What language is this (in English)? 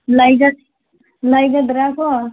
Manipuri